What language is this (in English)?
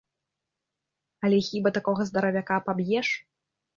Belarusian